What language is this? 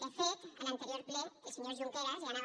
Catalan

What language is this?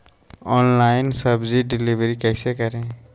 Magahi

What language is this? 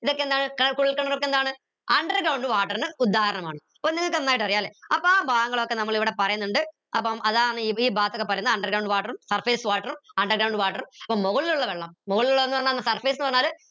Malayalam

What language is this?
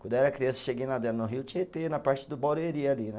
Portuguese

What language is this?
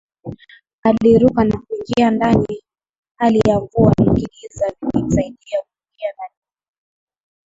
Swahili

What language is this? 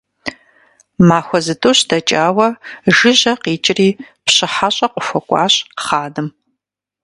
Kabardian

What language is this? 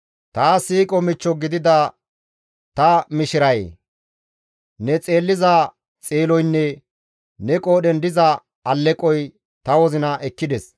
Gamo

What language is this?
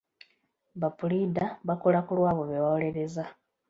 Ganda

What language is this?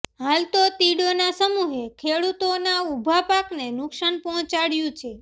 Gujarati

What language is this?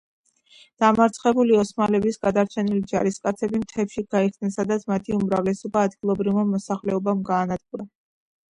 Georgian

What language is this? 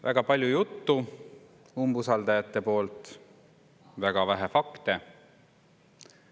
Estonian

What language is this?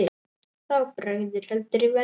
Icelandic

